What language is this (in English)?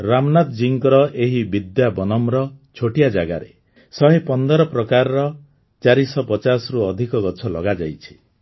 Odia